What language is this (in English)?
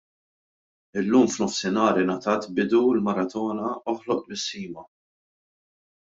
Maltese